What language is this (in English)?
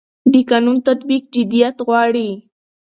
Pashto